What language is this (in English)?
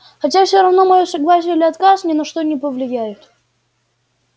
Russian